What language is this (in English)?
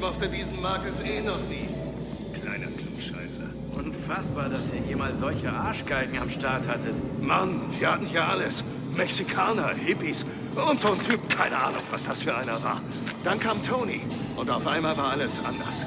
German